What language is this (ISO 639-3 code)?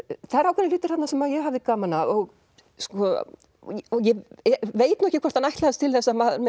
isl